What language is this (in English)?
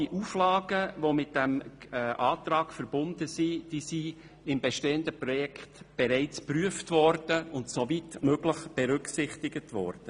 Swiss German